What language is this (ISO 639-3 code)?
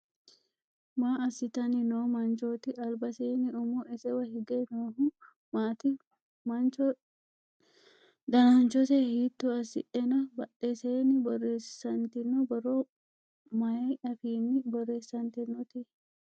sid